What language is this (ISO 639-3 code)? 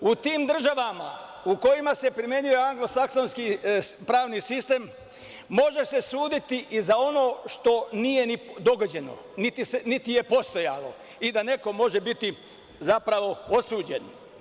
srp